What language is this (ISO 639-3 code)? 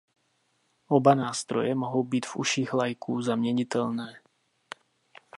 ces